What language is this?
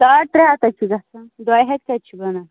Kashmiri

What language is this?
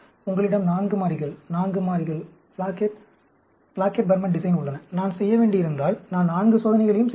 Tamil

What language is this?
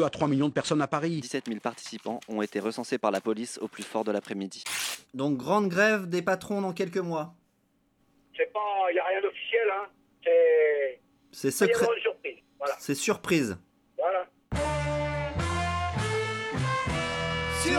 French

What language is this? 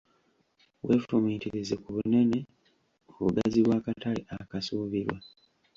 Ganda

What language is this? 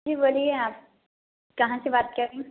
Urdu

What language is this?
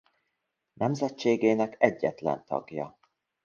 Hungarian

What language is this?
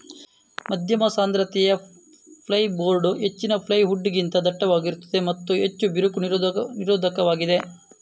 Kannada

